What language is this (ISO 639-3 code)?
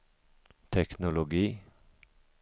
swe